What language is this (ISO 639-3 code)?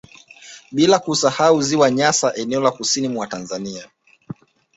swa